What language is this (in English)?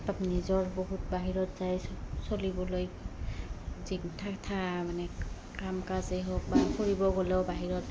Assamese